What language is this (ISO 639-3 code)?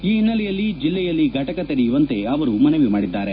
kan